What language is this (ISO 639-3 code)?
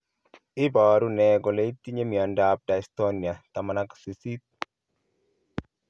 kln